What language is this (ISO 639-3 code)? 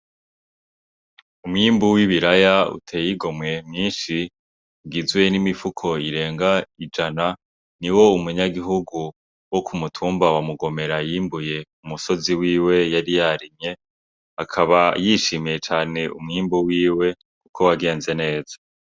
run